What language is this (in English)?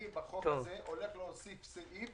Hebrew